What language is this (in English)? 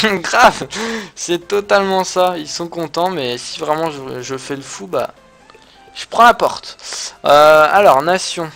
French